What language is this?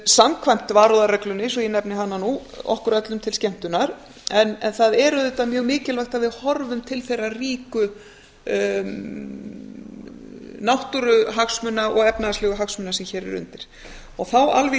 Icelandic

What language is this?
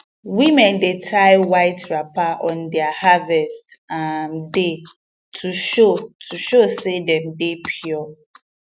Nigerian Pidgin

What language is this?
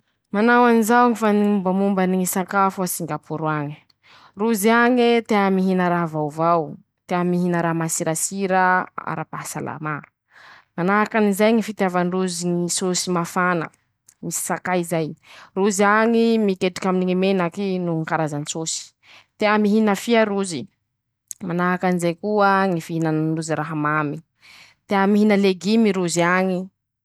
Masikoro Malagasy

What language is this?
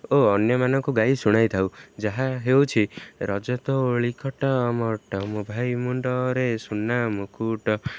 Odia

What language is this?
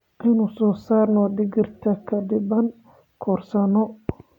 Somali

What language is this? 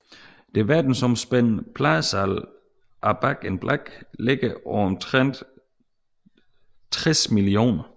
Danish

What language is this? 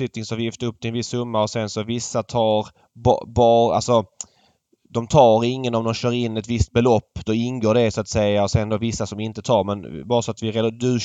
Swedish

